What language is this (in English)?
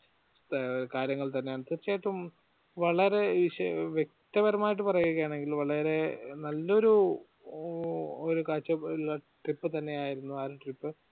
Malayalam